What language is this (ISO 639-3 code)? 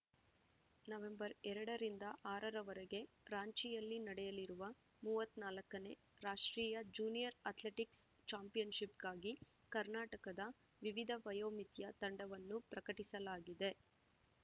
kan